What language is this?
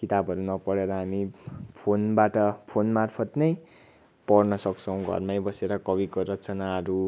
Nepali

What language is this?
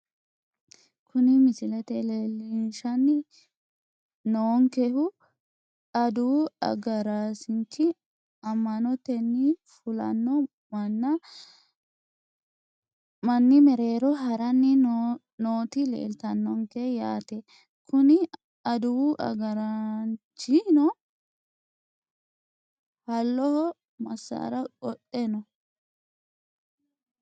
Sidamo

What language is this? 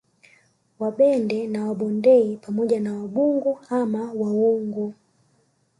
Swahili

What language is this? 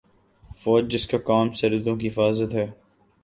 Urdu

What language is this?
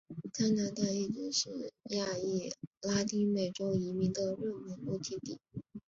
Chinese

